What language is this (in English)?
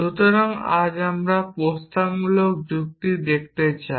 Bangla